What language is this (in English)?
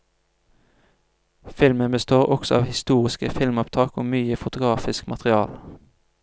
Norwegian